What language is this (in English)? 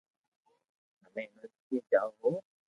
Loarki